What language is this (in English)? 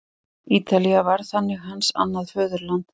Icelandic